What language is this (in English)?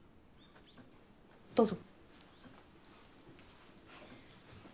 Japanese